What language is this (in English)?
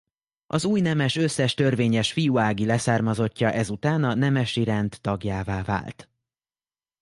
Hungarian